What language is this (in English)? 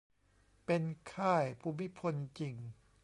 Thai